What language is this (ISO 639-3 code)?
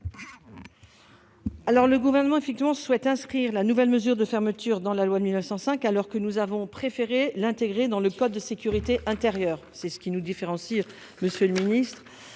fra